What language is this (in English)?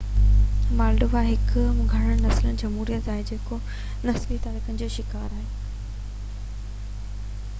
Sindhi